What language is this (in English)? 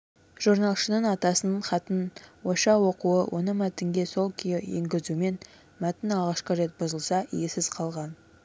Kazakh